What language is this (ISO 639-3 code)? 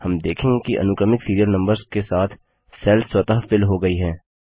hin